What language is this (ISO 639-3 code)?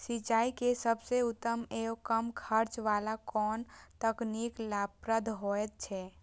mai